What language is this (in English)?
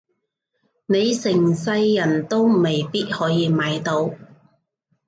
Cantonese